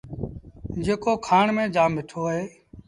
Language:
Sindhi Bhil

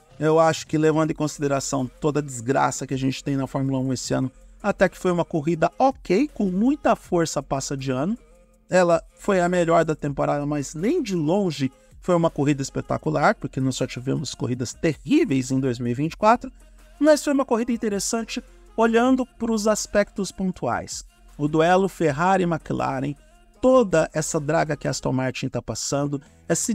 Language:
Portuguese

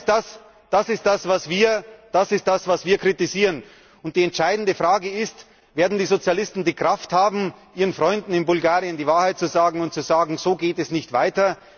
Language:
German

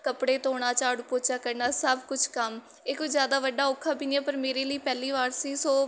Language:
Punjabi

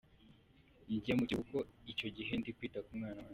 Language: Kinyarwanda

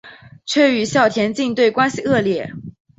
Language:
Chinese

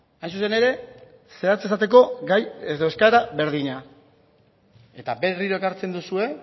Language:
Basque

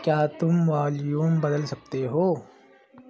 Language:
Urdu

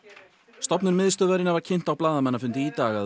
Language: Icelandic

